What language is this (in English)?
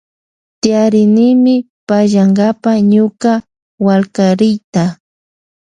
Loja Highland Quichua